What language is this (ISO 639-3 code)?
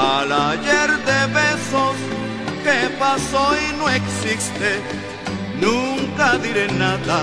spa